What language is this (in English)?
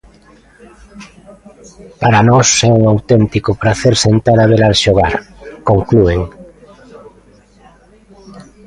Galician